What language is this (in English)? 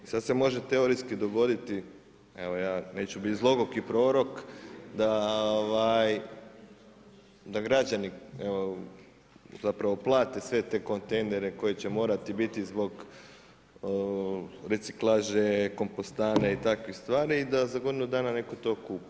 Croatian